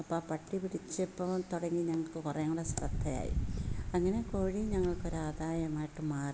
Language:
Malayalam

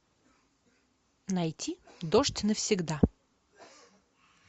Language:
Russian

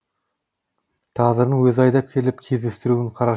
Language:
Kazakh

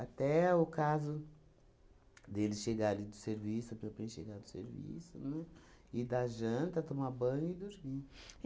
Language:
Portuguese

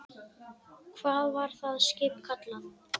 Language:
Icelandic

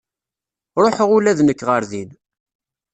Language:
Kabyle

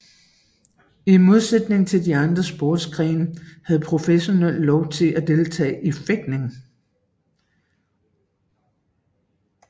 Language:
Danish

